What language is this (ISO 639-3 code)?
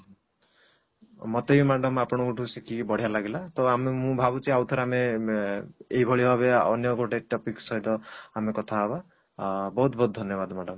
ori